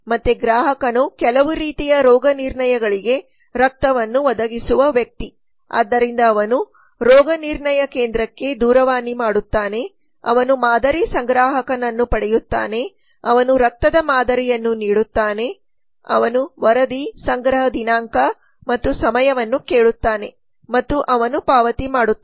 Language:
Kannada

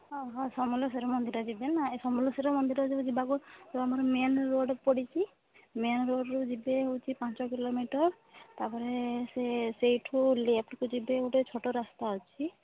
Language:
Odia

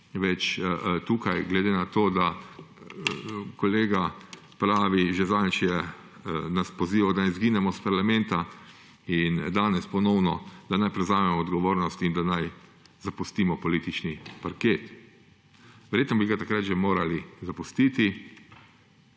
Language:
Slovenian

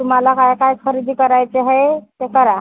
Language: Marathi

